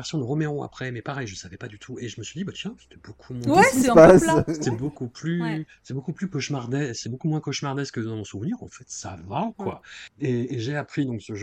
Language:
French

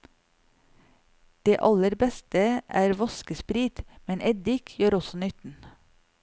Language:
Norwegian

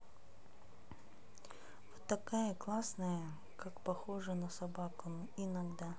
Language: Russian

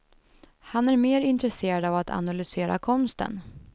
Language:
Swedish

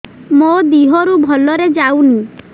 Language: Odia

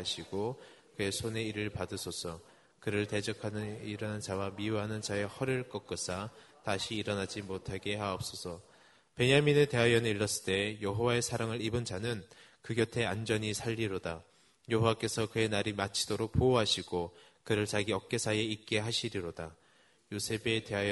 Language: Korean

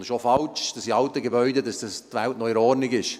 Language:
Swiss German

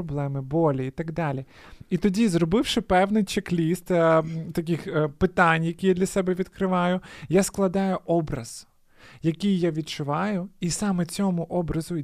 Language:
Ukrainian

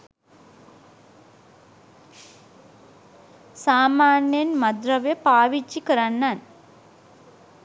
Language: Sinhala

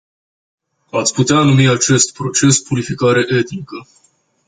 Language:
Romanian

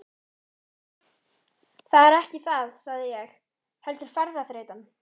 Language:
Icelandic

